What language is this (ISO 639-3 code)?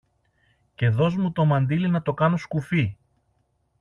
ell